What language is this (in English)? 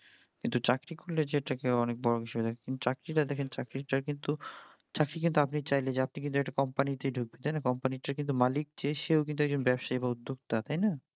Bangla